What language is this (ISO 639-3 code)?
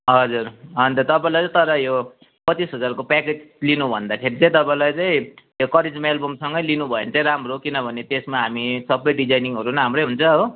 nep